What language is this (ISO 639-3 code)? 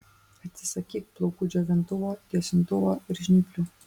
lit